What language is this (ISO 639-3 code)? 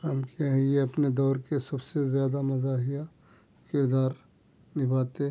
urd